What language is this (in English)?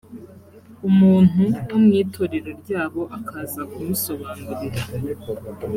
Kinyarwanda